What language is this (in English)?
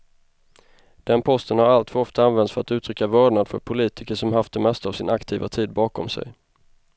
Swedish